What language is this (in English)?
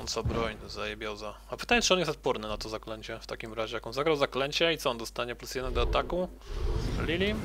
Polish